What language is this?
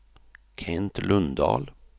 Swedish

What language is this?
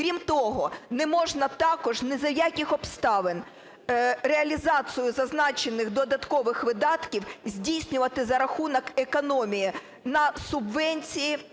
Ukrainian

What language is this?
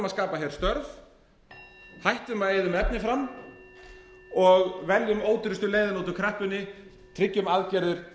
Icelandic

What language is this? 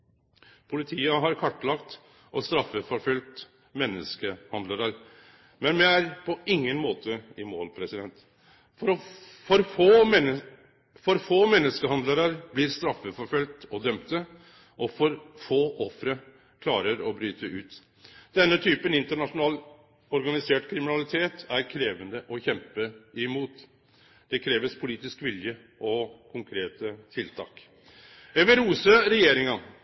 Norwegian Nynorsk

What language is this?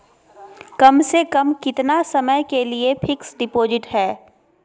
Magahi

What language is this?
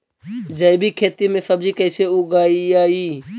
Magahi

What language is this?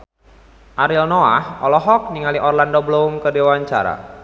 Sundanese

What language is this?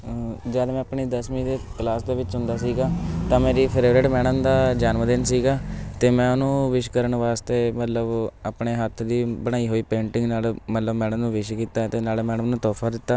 Punjabi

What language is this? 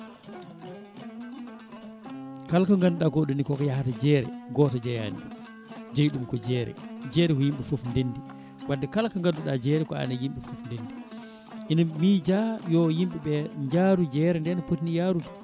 Fula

